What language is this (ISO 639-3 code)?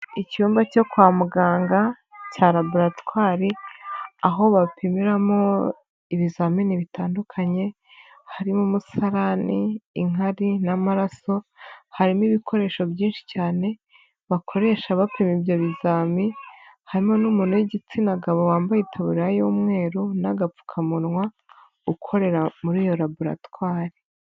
kin